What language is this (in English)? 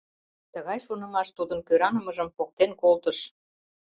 Mari